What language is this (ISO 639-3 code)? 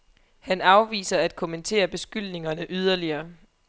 dan